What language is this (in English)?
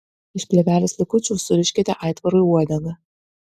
Lithuanian